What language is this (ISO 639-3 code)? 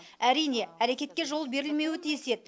kaz